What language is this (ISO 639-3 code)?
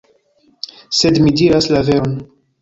epo